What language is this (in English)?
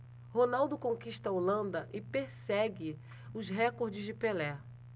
Portuguese